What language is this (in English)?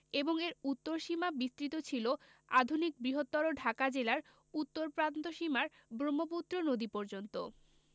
Bangla